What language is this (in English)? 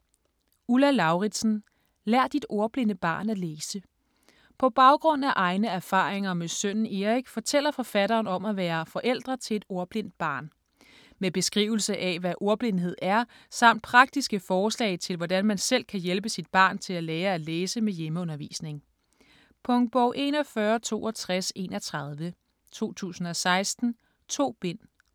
Danish